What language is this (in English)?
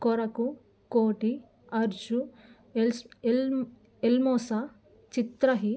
Telugu